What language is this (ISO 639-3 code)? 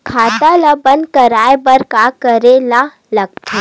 hne